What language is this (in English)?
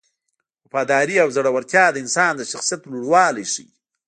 Pashto